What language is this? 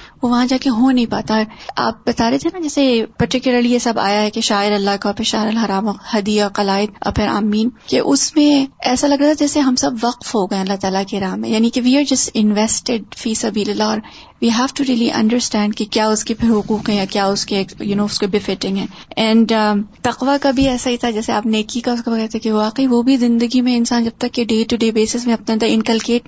Urdu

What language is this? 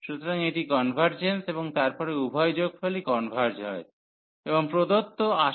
Bangla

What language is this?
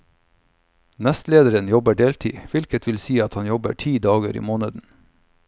Norwegian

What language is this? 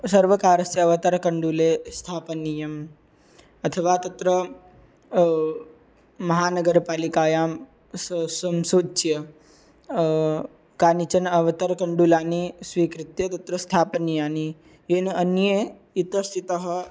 Sanskrit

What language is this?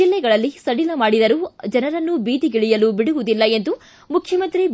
Kannada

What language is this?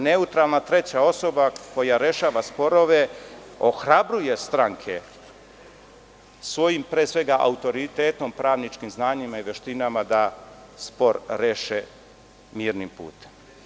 Serbian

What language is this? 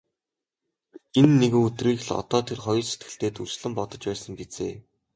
Mongolian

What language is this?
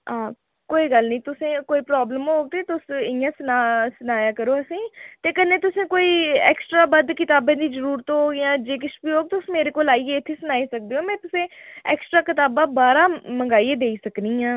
Dogri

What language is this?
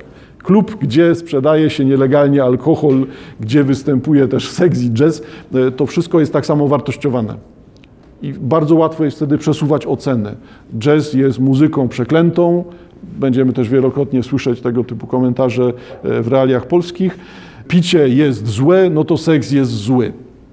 Polish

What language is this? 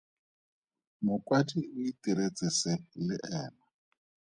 Tswana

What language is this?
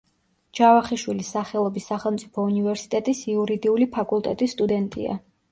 Georgian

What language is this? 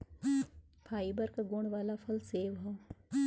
Bhojpuri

